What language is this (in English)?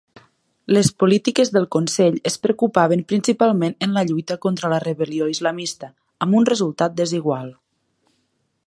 Catalan